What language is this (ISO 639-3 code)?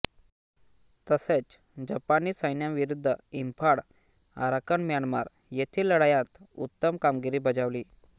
mar